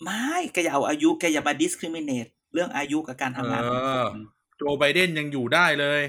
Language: Thai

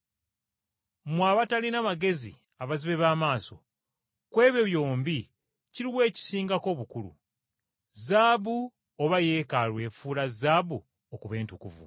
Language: Ganda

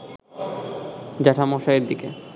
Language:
Bangla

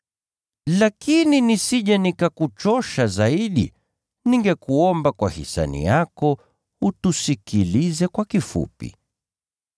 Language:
Swahili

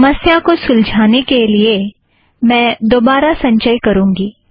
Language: Hindi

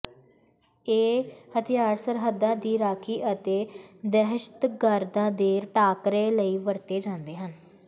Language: Punjabi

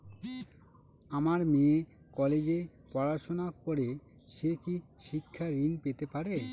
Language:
Bangla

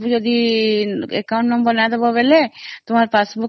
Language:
Odia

